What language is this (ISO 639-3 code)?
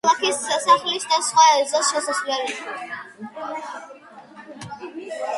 kat